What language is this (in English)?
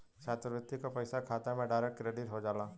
Bhojpuri